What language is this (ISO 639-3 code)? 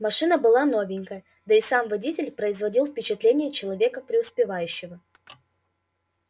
rus